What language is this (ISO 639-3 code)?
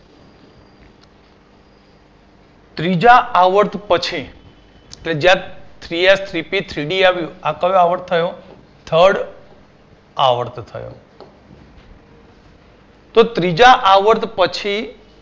guj